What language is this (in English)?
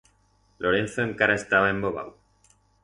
Aragonese